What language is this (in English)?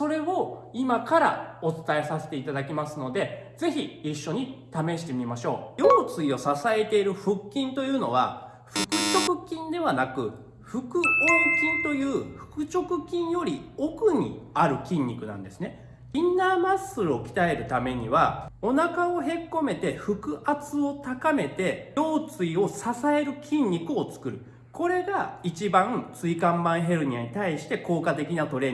Japanese